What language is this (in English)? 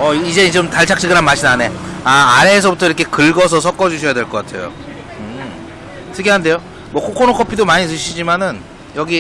Korean